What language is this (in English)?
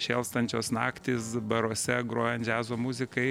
Lithuanian